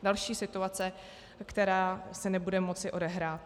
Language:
Czech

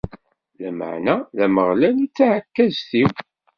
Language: Kabyle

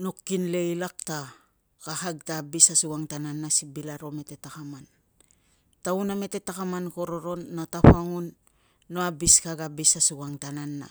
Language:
Tungag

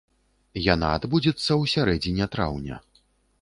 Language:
Belarusian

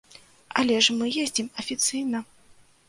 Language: Belarusian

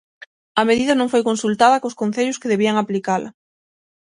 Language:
Galician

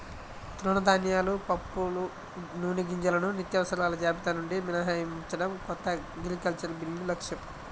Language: Telugu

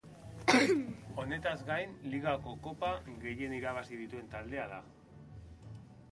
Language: Basque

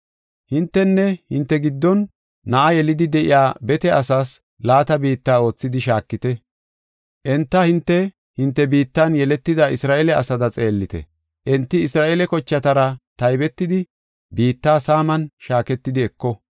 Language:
Gofa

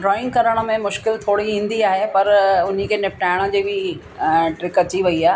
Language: Sindhi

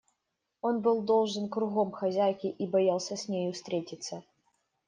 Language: Russian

